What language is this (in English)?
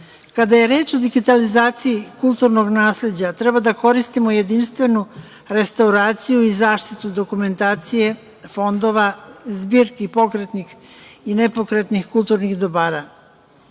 Serbian